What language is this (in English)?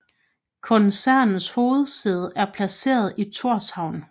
Danish